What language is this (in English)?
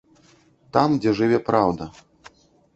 Belarusian